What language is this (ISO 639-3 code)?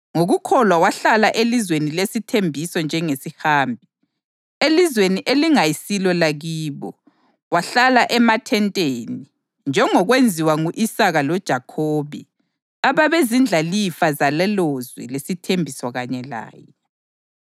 nde